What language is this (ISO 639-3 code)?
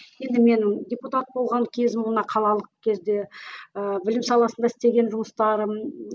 kaz